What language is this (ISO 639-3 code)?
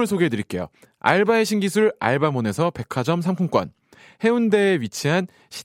kor